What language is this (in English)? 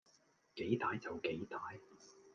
Cantonese